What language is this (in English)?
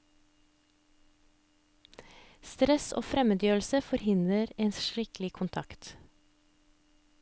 Norwegian